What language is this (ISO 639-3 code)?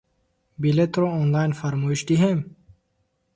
tgk